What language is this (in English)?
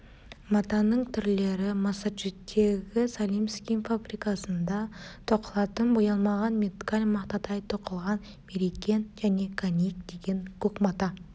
Kazakh